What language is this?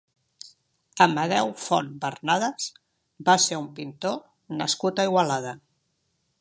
Catalan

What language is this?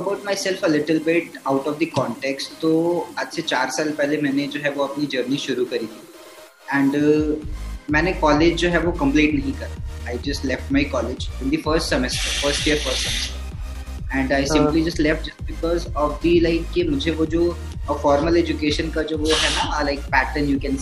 Hindi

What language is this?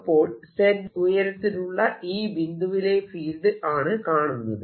Malayalam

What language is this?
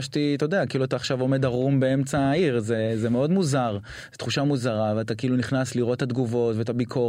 Hebrew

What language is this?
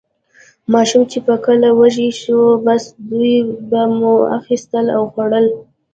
Pashto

